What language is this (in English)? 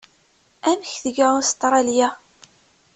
Kabyle